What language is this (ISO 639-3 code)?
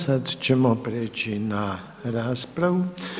hrv